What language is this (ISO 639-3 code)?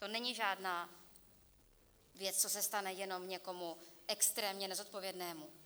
ces